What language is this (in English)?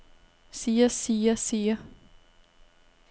Danish